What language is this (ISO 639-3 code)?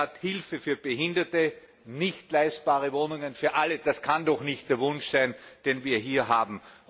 deu